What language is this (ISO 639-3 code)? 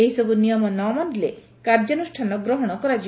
ori